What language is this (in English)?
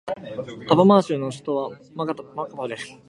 Japanese